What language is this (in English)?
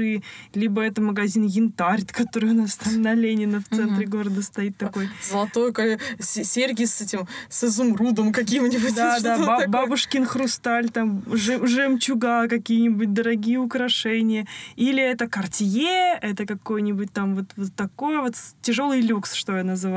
Russian